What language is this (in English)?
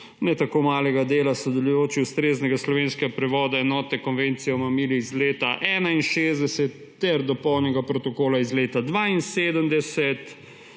Slovenian